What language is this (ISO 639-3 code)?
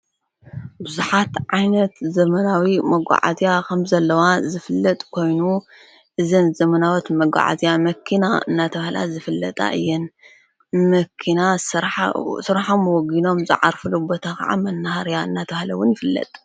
tir